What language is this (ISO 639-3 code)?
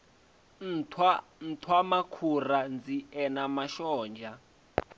ven